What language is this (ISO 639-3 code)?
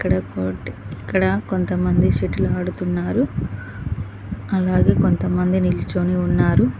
tel